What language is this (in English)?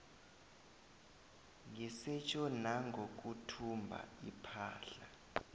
South Ndebele